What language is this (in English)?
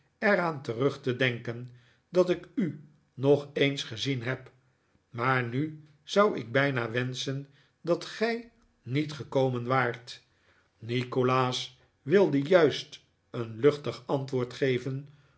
Dutch